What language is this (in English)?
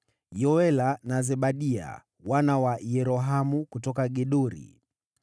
Swahili